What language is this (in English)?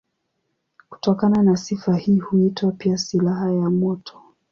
Swahili